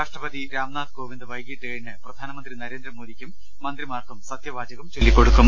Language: Malayalam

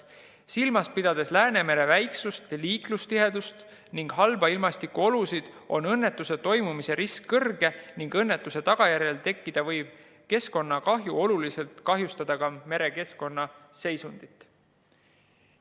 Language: Estonian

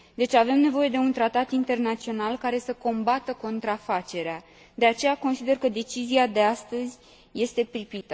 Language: Romanian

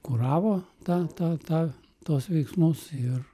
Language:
Lithuanian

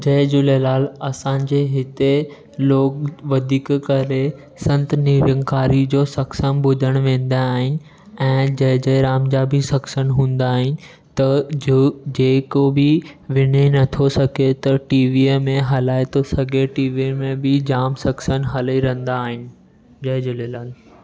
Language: Sindhi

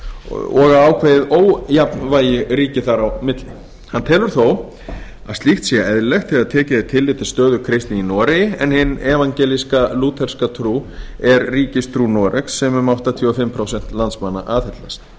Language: Icelandic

